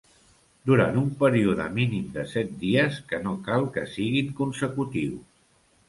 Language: Catalan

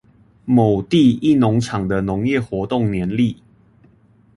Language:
Chinese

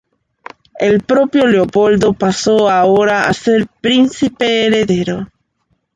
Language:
Spanish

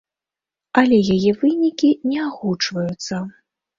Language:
Belarusian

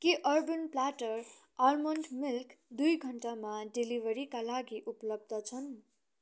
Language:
Nepali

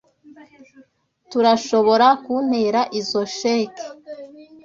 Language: Kinyarwanda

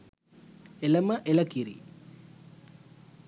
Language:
Sinhala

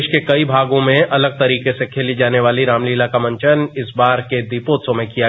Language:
Hindi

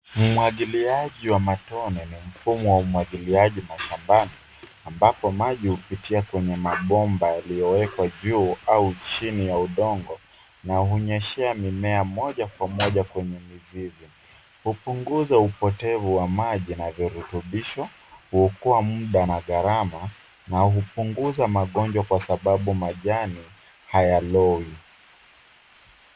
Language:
Swahili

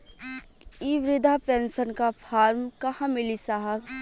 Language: Bhojpuri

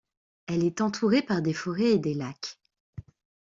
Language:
French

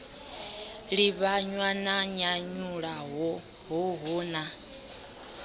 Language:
Venda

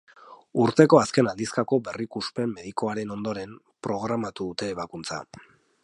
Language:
Basque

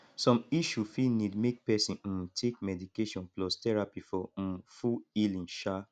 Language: Nigerian Pidgin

